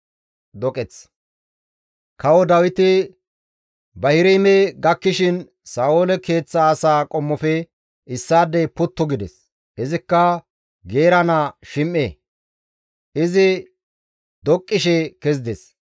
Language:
Gamo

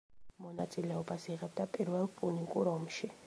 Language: Georgian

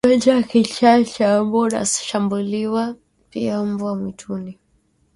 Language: Swahili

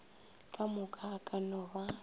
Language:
Northern Sotho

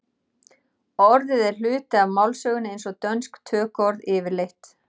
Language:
Icelandic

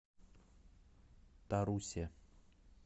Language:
Russian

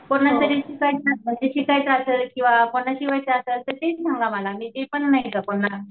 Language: Marathi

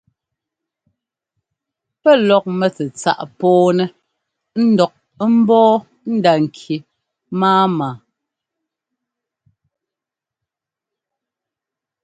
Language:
Ngomba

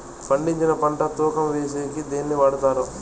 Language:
Telugu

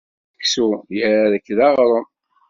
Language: Kabyle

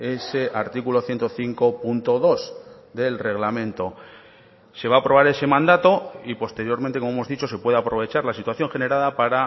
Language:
Spanish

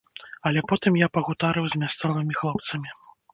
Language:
Belarusian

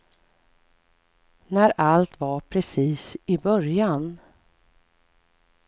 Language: Swedish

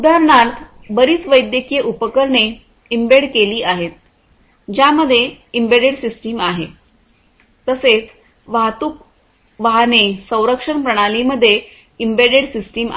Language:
Marathi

